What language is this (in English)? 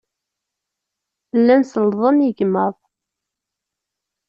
Kabyle